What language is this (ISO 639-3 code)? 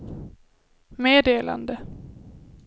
swe